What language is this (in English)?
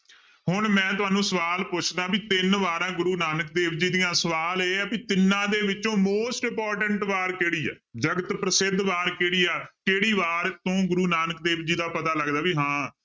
Punjabi